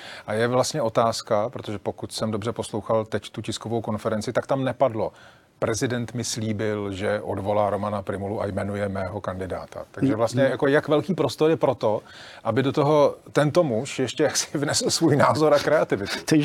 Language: Czech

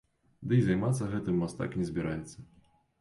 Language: Belarusian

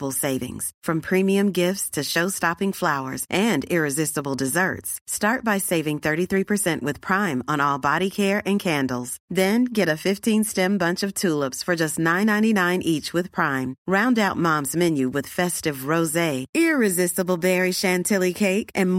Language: Urdu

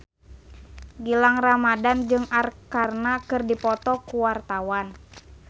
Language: Sundanese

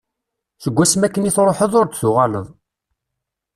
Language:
Kabyle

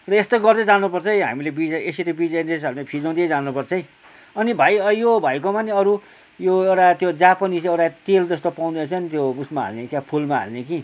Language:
Nepali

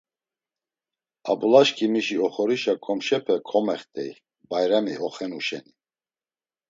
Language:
Laz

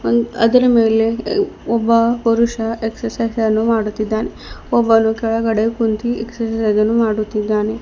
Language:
Kannada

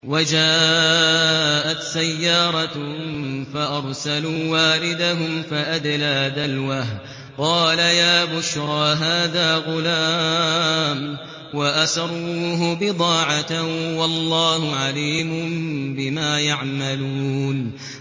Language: Arabic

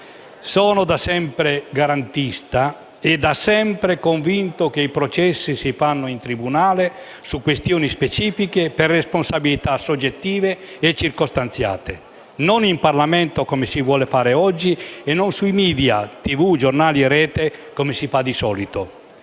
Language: Italian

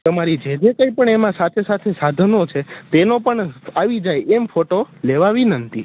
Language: Gujarati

